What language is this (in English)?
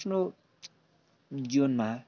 Nepali